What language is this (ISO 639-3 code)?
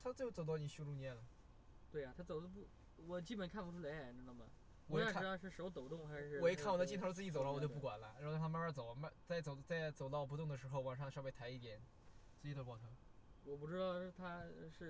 zho